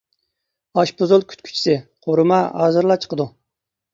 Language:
Uyghur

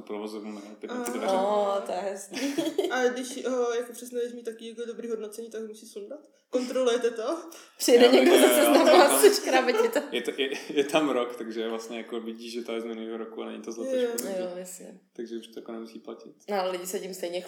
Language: Czech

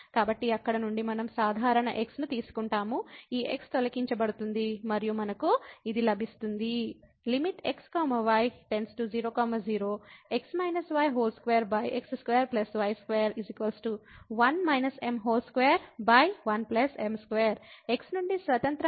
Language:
Telugu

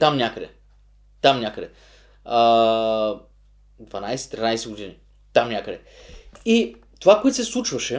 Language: Bulgarian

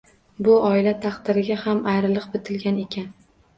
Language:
Uzbek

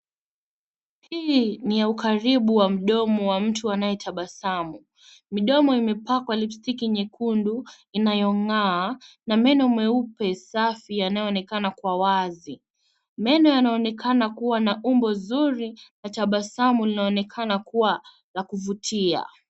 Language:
Swahili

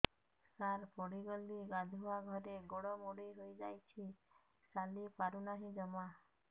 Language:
Odia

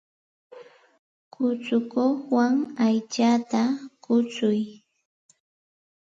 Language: Santa Ana de Tusi Pasco Quechua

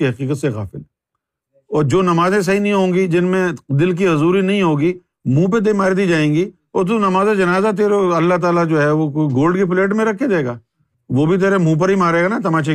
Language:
Urdu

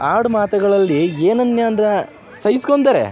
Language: Kannada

